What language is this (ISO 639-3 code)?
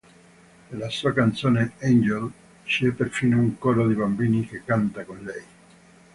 ita